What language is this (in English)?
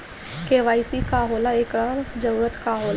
Bhojpuri